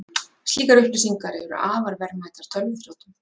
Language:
Icelandic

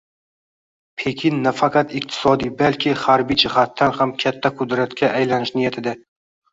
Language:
Uzbek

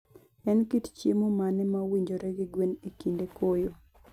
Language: Luo (Kenya and Tanzania)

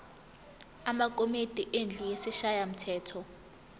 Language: Zulu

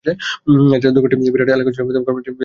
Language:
Bangla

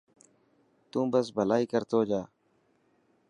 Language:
Dhatki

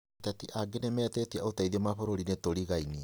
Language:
Kikuyu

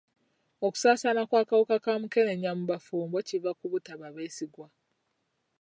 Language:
Ganda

